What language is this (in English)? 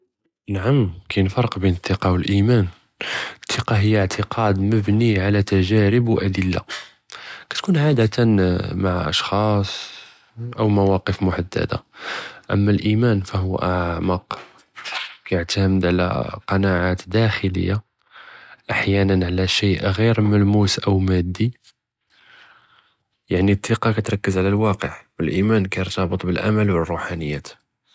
Judeo-Arabic